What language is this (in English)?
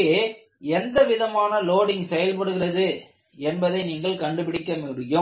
Tamil